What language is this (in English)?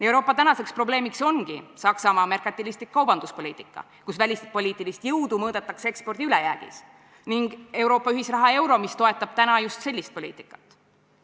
Estonian